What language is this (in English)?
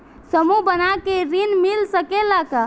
Bhojpuri